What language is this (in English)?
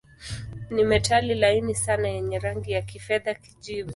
Swahili